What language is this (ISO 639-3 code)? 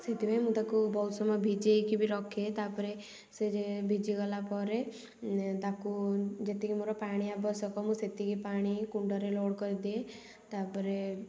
ori